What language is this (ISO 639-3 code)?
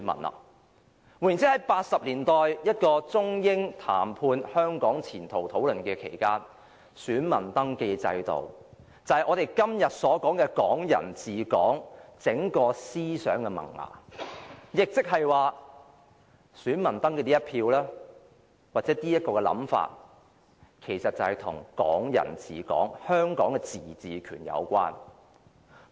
yue